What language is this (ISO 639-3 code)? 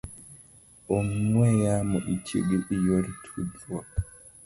luo